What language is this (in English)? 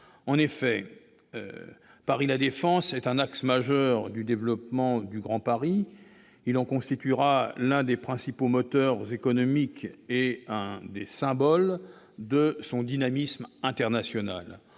French